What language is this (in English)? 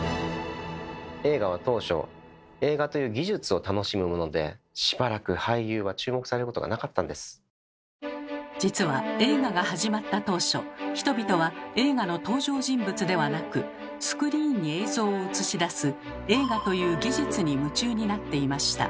Japanese